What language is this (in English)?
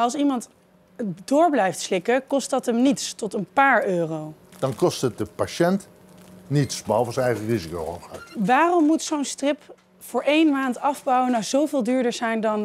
Dutch